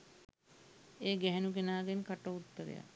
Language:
Sinhala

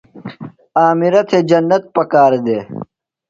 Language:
Phalura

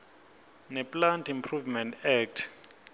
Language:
Swati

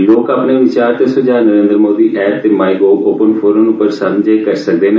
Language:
Dogri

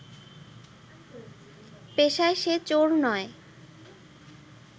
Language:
Bangla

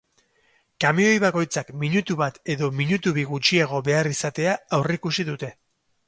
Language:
Basque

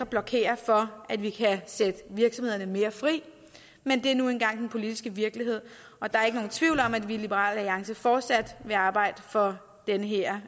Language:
Danish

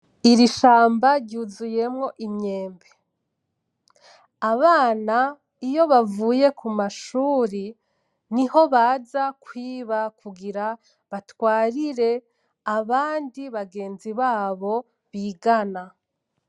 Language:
Rundi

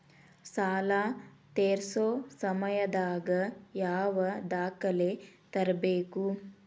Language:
Kannada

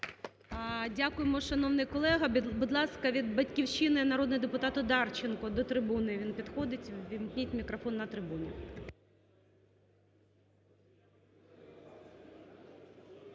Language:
Ukrainian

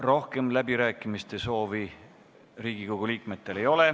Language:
Estonian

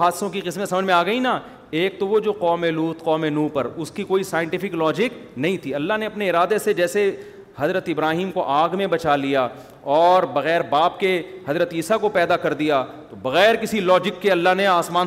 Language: Urdu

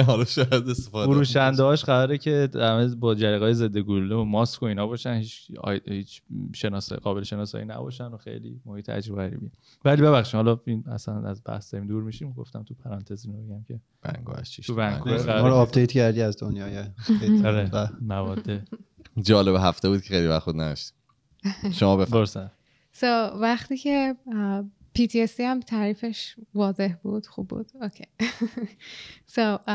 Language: Persian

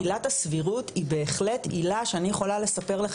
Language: Hebrew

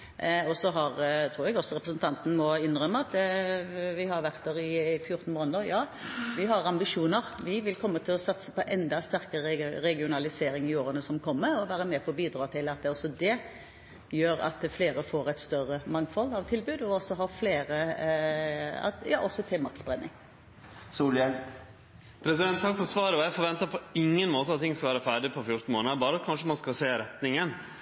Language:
Norwegian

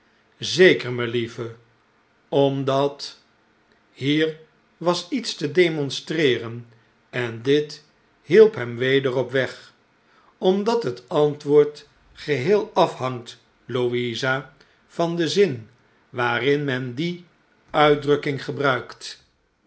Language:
Dutch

